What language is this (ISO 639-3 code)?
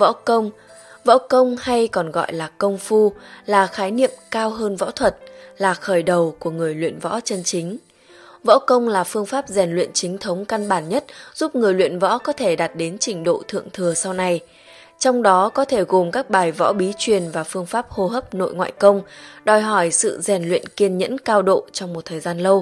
vie